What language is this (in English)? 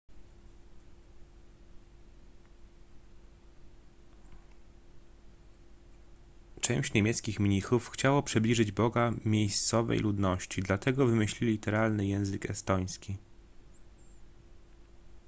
Polish